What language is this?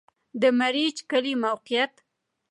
Pashto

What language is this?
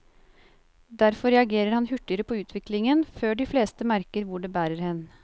Norwegian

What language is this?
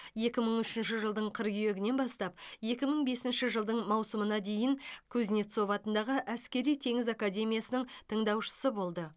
Kazakh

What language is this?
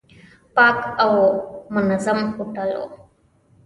Pashto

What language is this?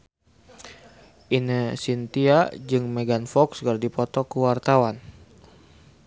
Sundanese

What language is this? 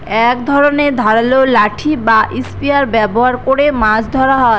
Bangla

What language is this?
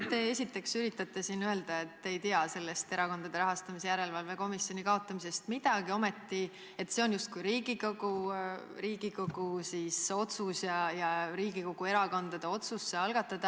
Estonian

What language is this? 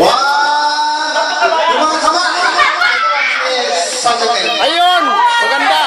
Filipino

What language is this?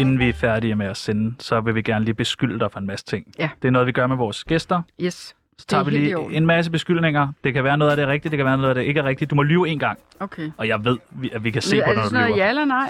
Danish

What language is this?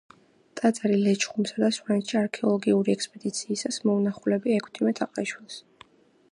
Georgian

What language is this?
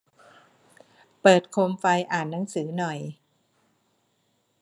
Thai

